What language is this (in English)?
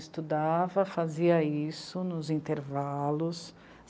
Portuguese